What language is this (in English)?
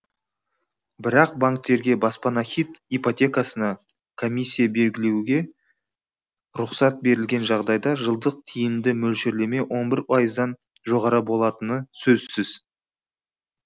Kazakh